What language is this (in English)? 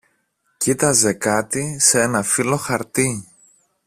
Greek